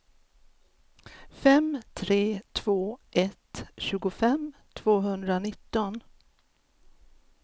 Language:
Swedish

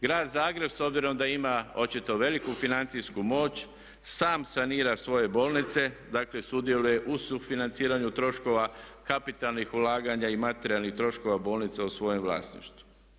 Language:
Croatian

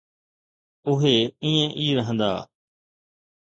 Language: Sindhi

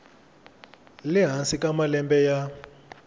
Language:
Tsonga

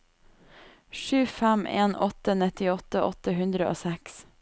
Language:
Norwegian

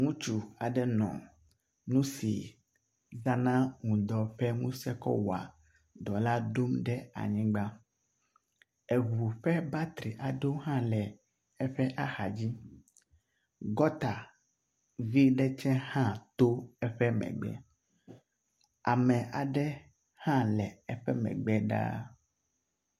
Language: Ewe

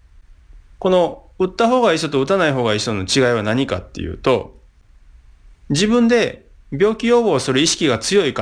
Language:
Japanese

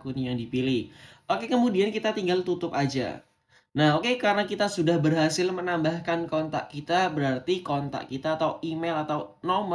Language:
Indonesian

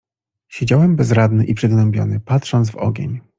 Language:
Polish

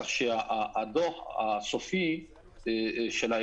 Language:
Hebrew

